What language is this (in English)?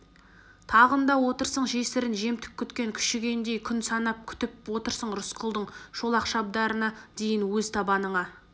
Kazakh